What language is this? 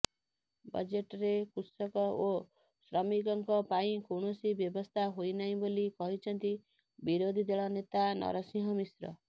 Odia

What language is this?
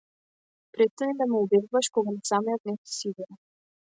Macedonian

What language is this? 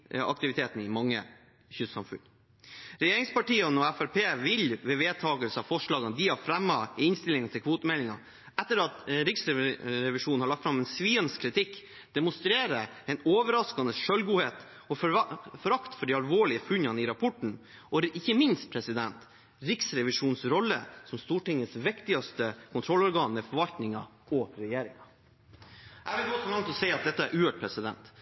Norwegian Bokmål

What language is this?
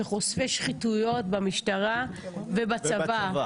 Hebrew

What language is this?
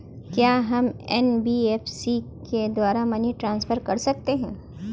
Hindi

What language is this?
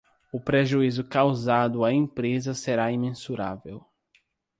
Portuguese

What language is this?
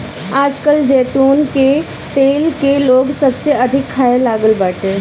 Bhojpuri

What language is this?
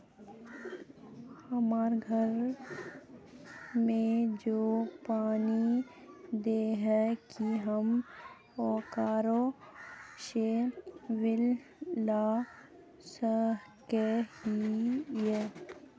Magahi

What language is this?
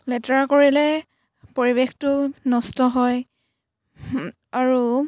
Assamese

